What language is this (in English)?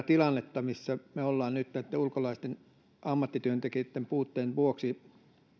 Finnish